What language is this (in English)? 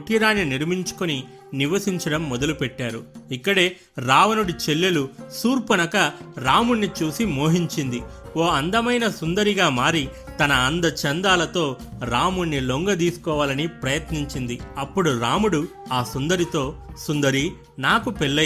Telugu